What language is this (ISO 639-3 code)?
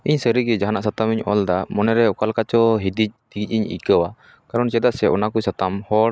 sat